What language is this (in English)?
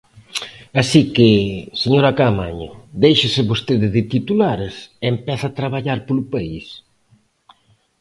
Galician